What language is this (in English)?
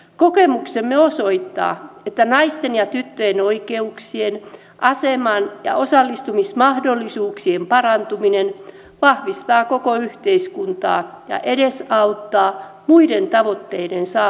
Finnish